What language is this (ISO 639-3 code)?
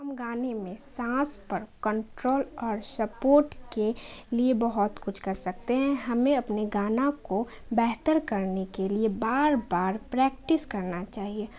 urd